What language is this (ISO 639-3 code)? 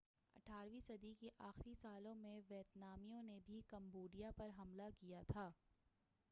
urd